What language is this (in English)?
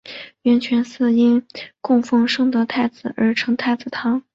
Chinese